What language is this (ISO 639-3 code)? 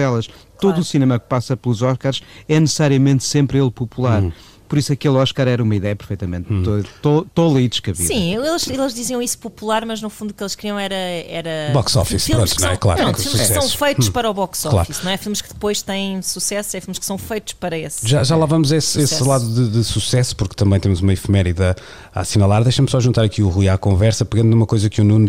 por